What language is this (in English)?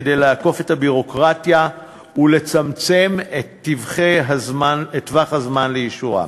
Hebrew